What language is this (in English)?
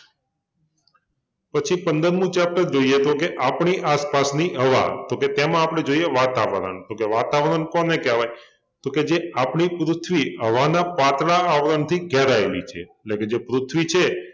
Gujarati